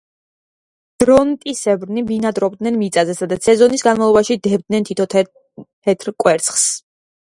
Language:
Georgian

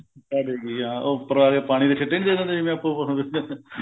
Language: Punjabi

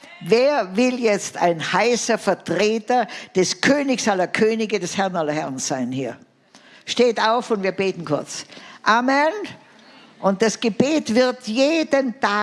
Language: German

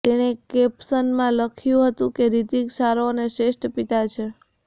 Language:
Gujarati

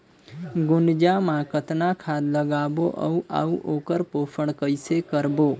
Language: Chhattisgarhi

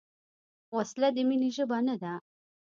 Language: Pashto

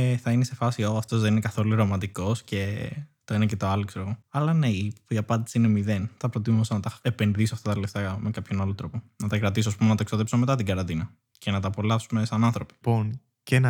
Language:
Greek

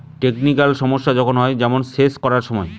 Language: Bangla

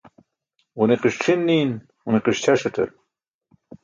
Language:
Burushaski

